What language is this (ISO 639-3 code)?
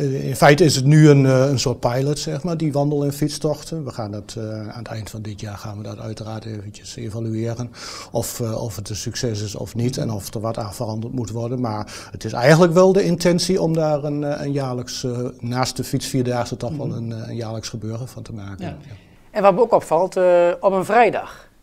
nld